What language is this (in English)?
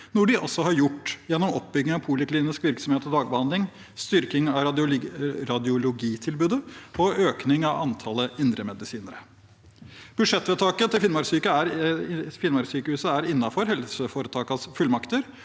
Norwegian